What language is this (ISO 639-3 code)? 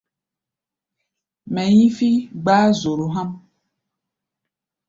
gba